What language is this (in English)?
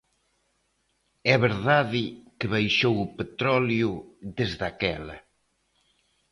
Galician